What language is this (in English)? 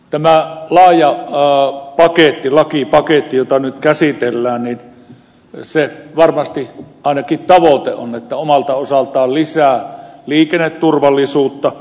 Finnish